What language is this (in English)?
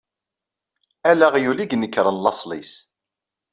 Kabyle